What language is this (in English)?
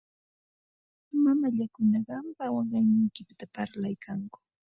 Santa Ana de Tusi Pasco Quechua